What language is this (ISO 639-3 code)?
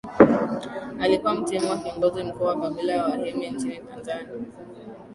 swa